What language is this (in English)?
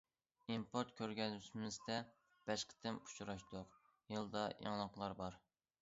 Uyghur